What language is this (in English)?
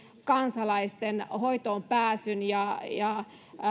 Finnish